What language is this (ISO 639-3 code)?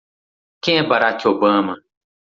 por